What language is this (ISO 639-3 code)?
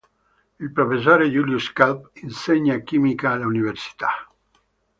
ita